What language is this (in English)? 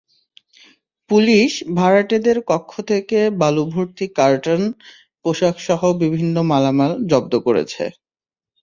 Bangla